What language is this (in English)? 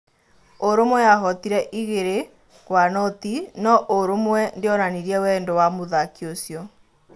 Kikuyu